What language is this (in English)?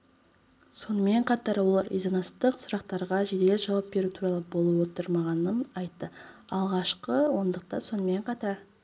Kazakh